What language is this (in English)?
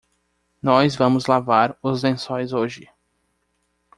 Portuguese